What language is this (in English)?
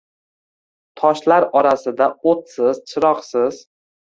Uzbek